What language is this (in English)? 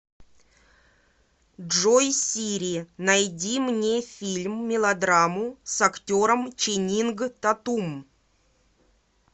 Russian